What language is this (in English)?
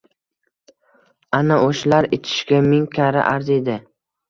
Uzbek